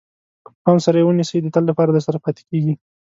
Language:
Pashto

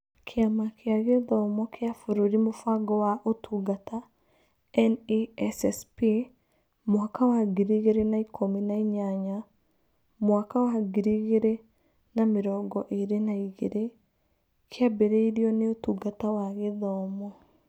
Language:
Kikuyu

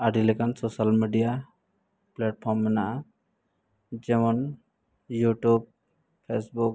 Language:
Santali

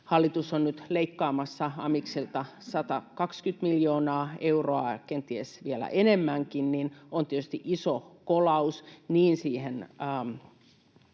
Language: Finnish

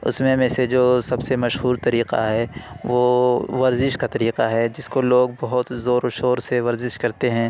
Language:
Urdu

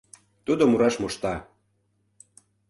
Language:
Mari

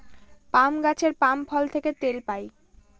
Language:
Bangla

